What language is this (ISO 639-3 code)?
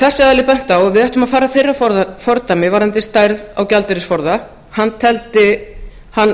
isl